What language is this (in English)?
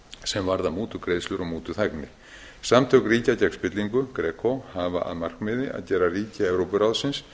Icelandic